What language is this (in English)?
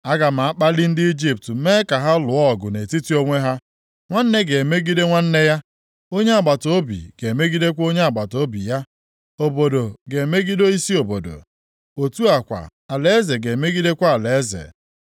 Igbo